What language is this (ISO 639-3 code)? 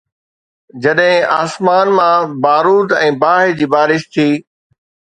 snd